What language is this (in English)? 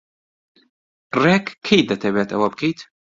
Central Kurdish